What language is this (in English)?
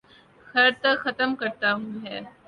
Urdu